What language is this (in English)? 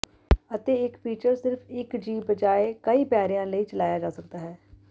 Punjabi